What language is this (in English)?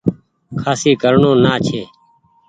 Goaria